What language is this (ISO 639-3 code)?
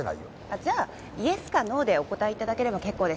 jpn